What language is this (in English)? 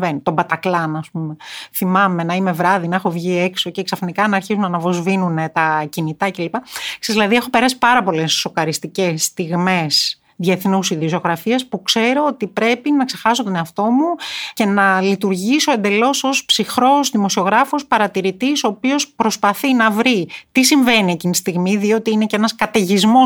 Greek